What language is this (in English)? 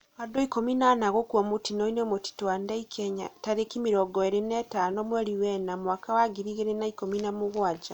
Kikuyu